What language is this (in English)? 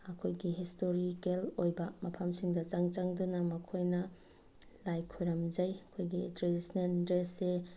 Manipuri